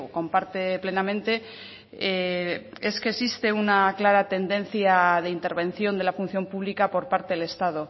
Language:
Spanish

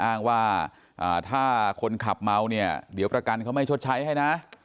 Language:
Thai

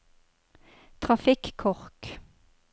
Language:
Norwegian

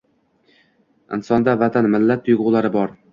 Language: Uzbek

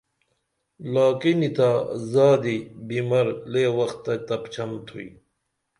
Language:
Dameli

